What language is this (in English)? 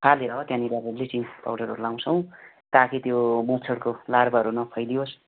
Nepali